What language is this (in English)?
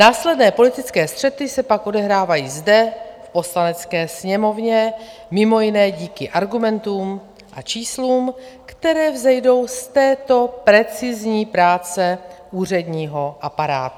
Czech